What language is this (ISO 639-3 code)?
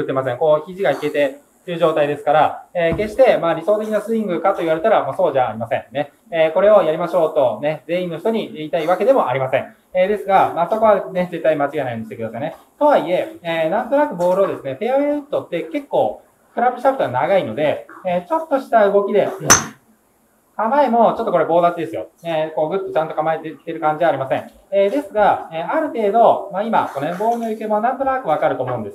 jpn